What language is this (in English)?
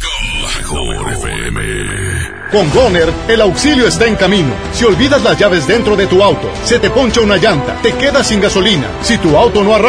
Spanish